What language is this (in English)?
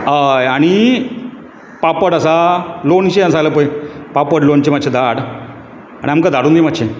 Konkani